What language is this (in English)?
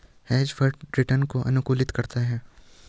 Hindi